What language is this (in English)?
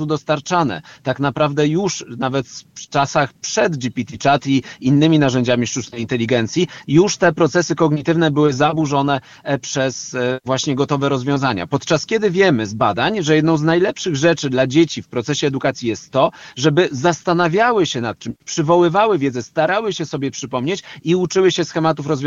Polish